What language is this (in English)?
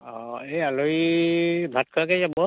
Assamese